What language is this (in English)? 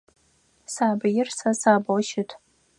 Adyghe